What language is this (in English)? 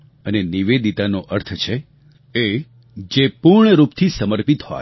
Gujarati